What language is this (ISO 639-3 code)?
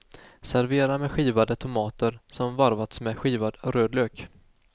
swe